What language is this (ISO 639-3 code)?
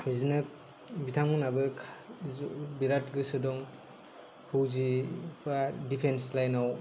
brx